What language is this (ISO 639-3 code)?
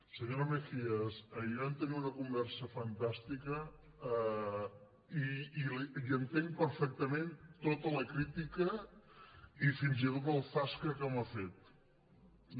cat